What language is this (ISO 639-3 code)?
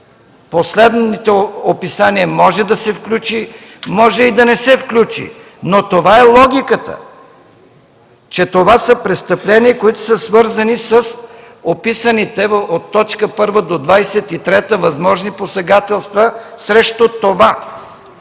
bul